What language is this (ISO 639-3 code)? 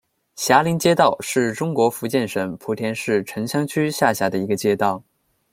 zho